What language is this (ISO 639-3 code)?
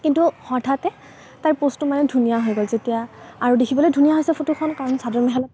asm